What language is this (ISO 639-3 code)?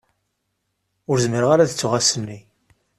kab